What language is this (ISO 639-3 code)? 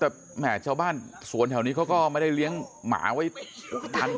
tha